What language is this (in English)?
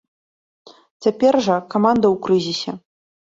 Belarusian